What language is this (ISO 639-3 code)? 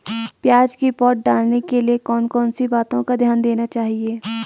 hin